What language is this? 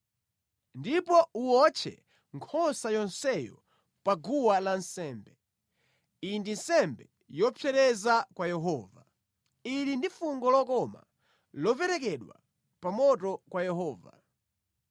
Nyanja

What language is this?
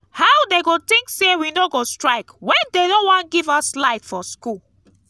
Nigerian Pidgin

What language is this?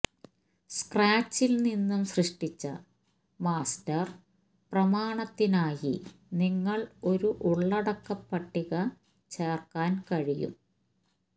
Malayalam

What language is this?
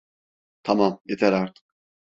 Turkish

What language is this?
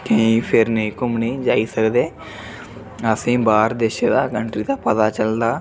Dogri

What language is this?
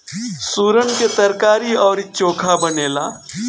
Bhojpuri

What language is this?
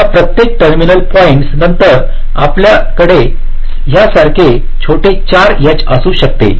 Marathi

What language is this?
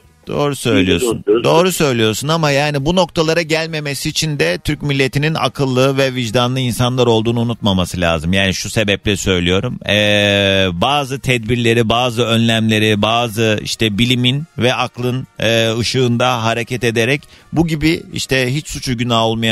Turkish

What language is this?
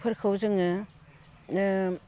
Bodo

